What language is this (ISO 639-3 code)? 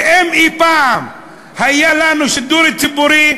heb